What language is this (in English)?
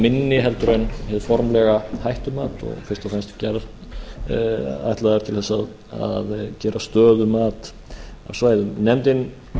Icelandic